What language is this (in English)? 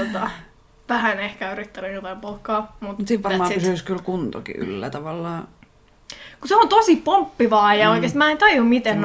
Finnish